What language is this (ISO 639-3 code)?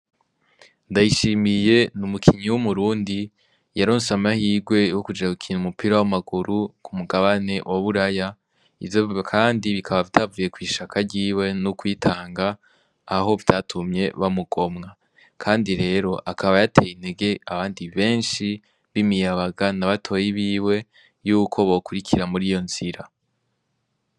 run